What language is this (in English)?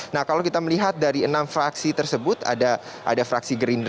Indonesian